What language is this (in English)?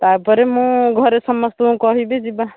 Odia